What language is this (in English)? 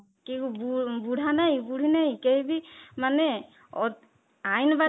Odia